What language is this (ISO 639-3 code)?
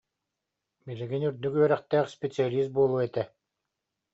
sah